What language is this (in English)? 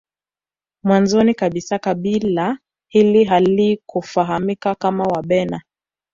Swahili